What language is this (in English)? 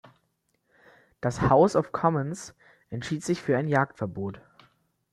German